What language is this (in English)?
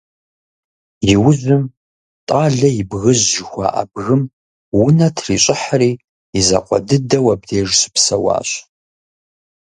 Kabardian